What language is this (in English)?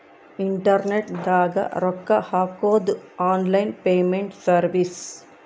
Kannada